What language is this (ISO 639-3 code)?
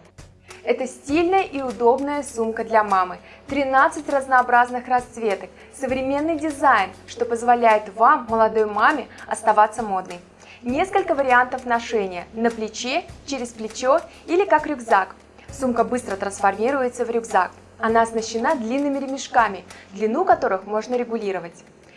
rus